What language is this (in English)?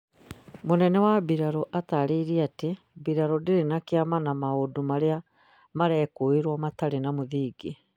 Kikuyu